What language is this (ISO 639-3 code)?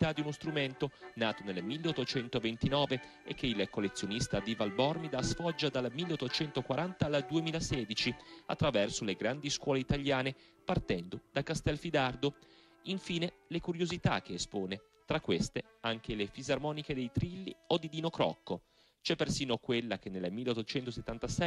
ita